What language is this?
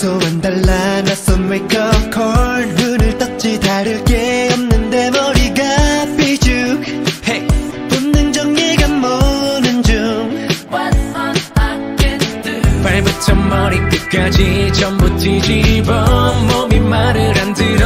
Vietnamese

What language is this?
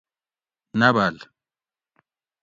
Gawri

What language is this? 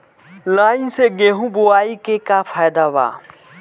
Bhojpuri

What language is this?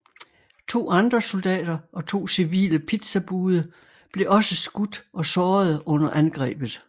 Danish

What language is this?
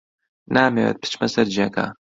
Central Kurdish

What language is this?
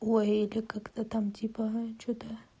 Russian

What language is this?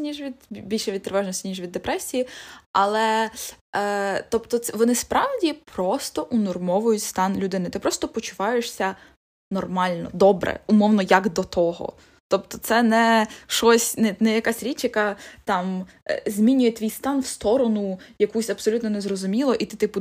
Ukrainian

